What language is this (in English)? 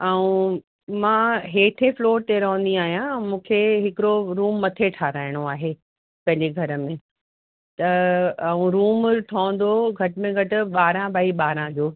Sindhi